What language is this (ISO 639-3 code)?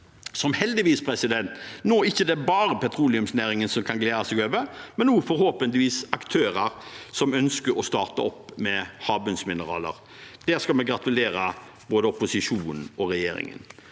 nor